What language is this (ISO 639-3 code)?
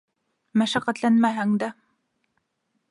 bak